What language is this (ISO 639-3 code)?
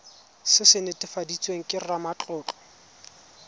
tsn